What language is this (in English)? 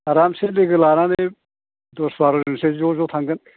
Bodo